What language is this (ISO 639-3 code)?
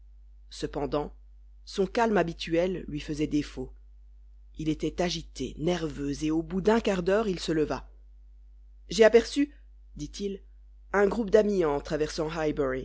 fra